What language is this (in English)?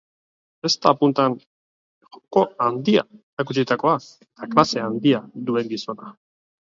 Basque